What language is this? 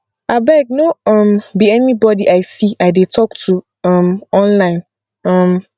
Nigerian Pidgin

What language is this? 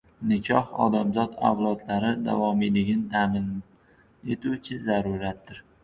Uzbek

